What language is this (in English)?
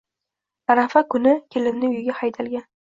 Uzbek